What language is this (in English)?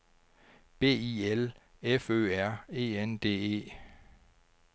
Danish